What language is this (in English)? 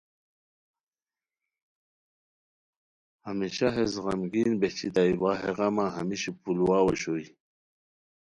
Khowar